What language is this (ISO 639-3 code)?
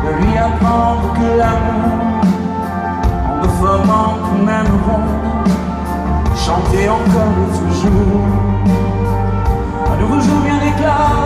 lav